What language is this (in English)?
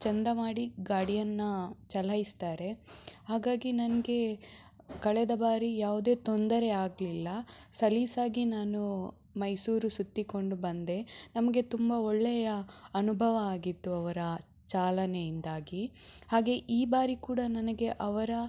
Kannada